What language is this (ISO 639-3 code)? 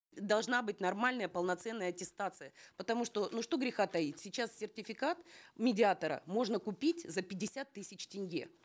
kaz